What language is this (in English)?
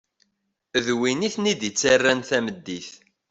Kabyle